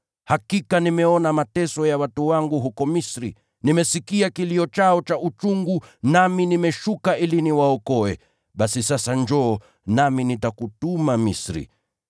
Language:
Swahili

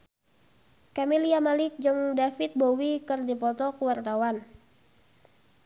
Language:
Sundanese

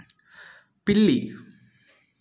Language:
Telugu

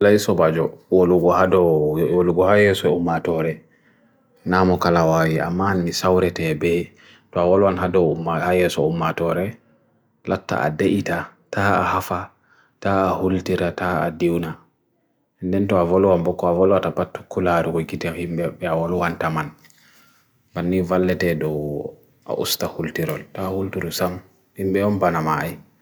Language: Bagirmi Fulfulde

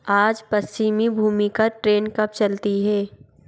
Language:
Hindi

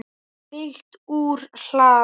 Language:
Icelandic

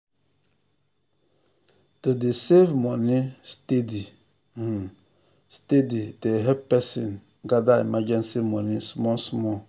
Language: Nigerian Pidgin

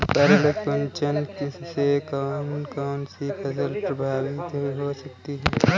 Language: Hindi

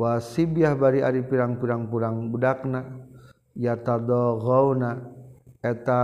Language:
Malay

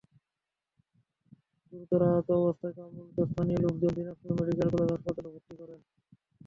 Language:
Bangla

